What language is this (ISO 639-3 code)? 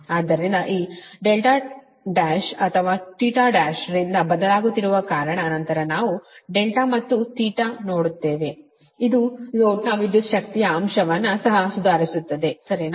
kan